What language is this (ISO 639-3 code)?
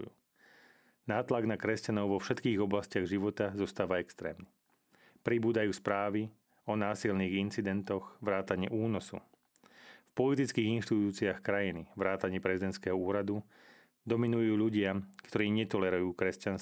slk